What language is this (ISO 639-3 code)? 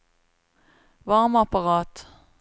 nor